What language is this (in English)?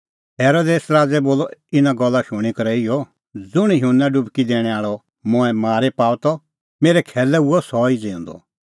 Kullu Pahari